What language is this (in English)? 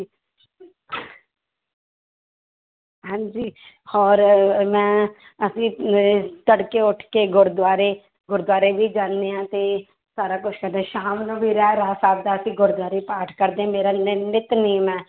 Punjabi